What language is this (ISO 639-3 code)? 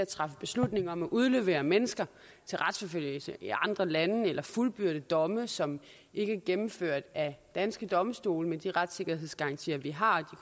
dan